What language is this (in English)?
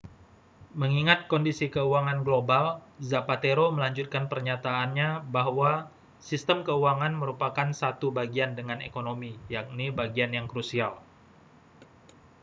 Indonesian